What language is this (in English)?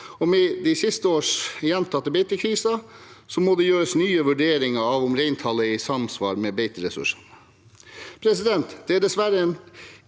Norwegian